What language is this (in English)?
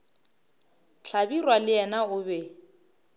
Northern Sotho